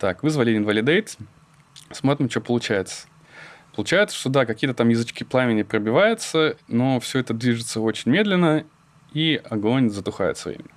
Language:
Russian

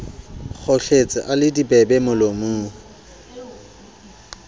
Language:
Southern Sotho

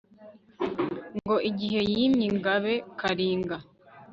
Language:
Kinyarwanda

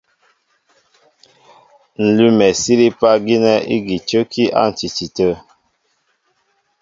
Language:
Mbo (Cameroon)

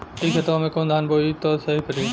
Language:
Bhojpuri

